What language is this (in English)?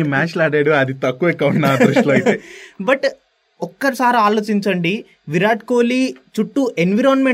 Telugu